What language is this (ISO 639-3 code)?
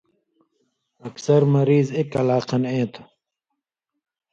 mvy